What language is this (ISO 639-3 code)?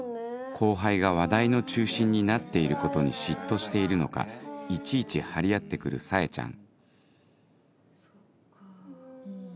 jpn